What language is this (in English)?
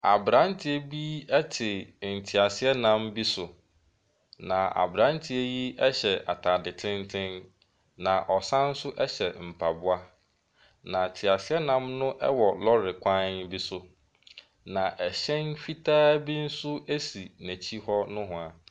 Akan